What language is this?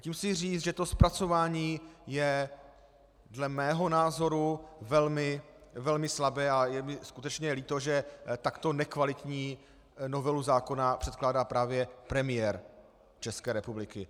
Czech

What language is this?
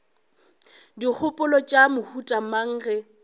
Northern Sotho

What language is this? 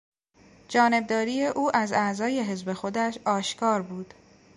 Persian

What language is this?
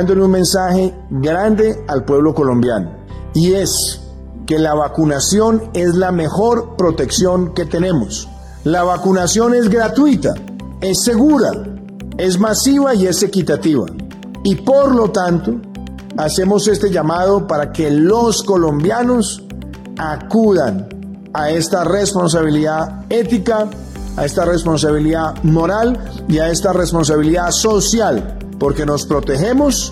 Spanish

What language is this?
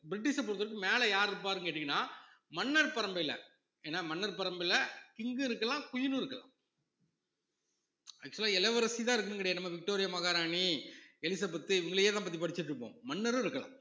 Tamil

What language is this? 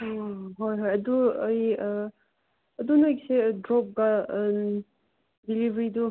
Manipuri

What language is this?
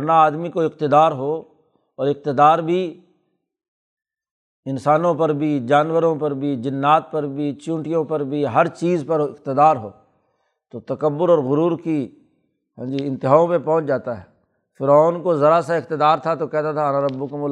Urdu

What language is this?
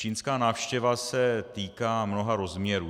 Czech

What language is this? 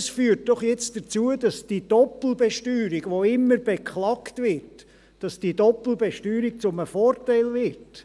Swiss German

